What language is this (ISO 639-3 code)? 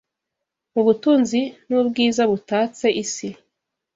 kin